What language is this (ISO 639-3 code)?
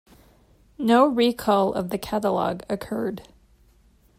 eng